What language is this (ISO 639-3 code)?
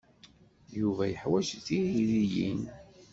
kab